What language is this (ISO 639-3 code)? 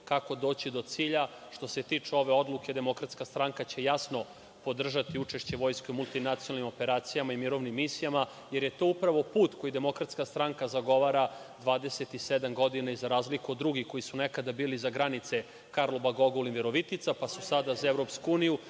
srp